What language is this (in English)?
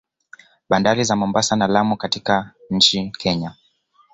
Swahili